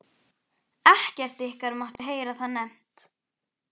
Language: Icelandic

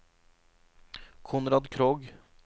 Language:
Norwegian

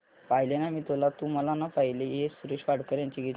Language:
Marathi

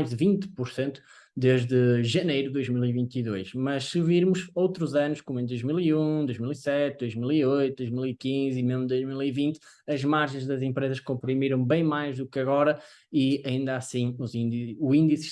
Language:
Portuguese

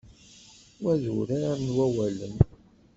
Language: Kabyle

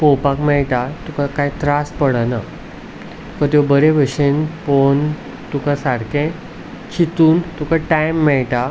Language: Konkani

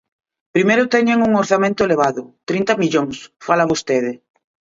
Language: Galician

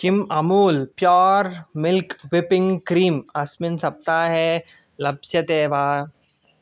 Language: Sanskrit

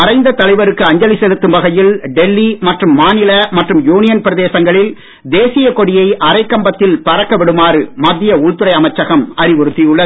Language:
Tamil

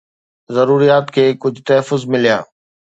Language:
Sindhi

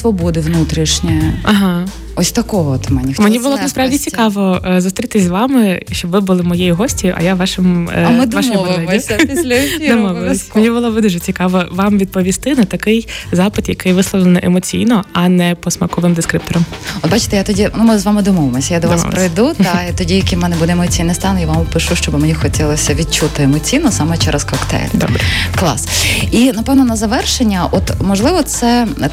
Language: Ukrainian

